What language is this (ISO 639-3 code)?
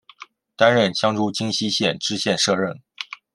zho